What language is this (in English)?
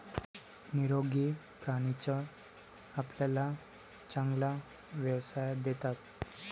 Marathi